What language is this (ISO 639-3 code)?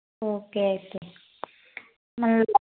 tel